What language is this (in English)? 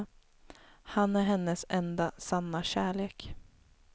Swedish